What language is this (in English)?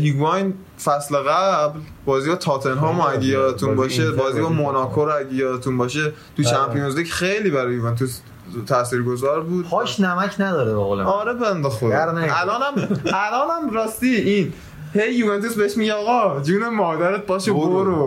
Persian